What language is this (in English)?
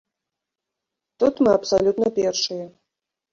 Belarusian